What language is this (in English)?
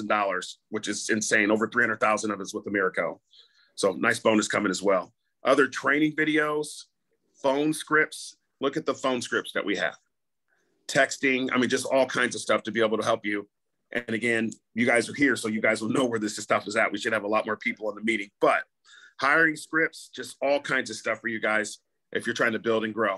English